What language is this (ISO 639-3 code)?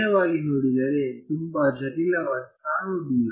kan